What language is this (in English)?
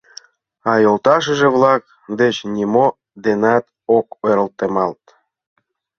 Mari